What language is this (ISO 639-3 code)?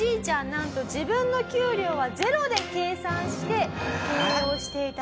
jpn